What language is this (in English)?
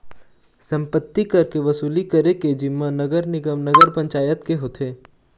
Chhattisgarhi